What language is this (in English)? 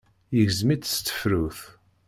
Kabyle